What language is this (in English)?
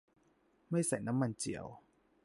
Thai